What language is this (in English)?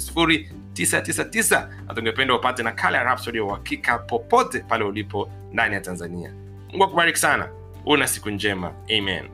Swahili